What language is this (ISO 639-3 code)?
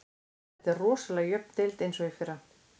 isl